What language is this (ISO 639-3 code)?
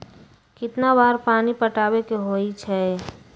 mag